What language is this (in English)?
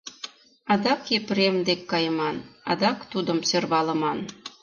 Mari